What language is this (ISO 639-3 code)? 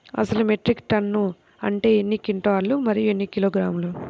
tel